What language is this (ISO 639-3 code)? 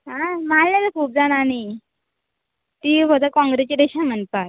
kok